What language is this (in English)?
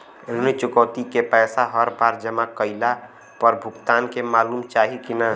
Bhojpuri